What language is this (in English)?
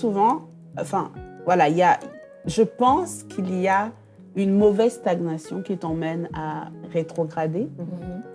French